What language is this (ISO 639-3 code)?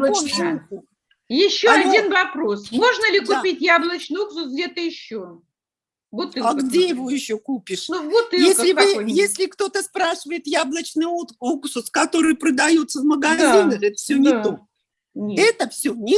rus